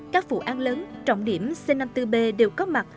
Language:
Vietnamese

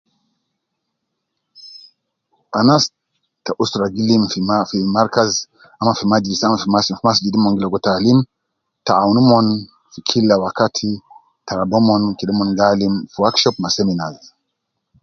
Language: Nubi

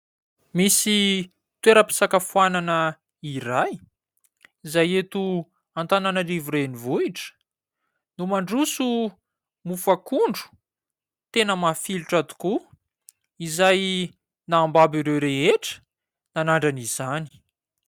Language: Malagasy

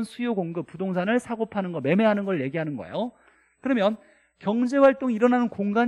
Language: Korean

